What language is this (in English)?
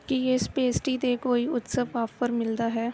Punjabi